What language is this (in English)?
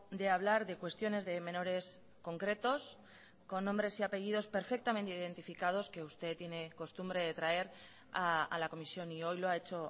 Spanish